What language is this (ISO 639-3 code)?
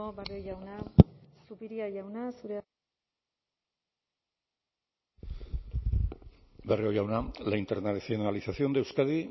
eus